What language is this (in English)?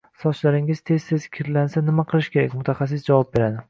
Uzbek